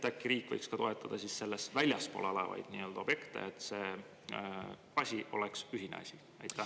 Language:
Estonian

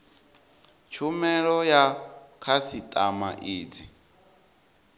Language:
Venda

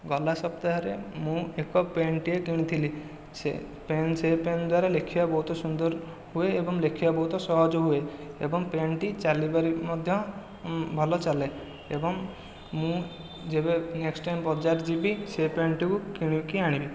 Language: Odia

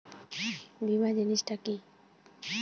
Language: Bangla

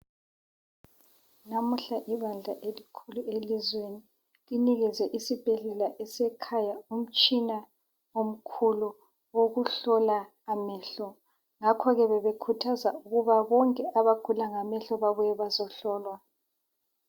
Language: North Ndebele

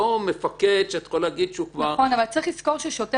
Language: Hebrew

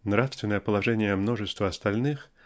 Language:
Russian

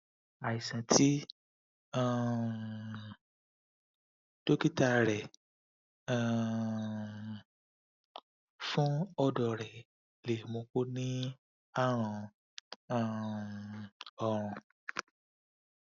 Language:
Yoruba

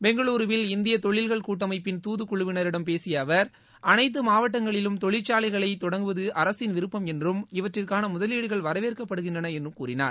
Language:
Tamil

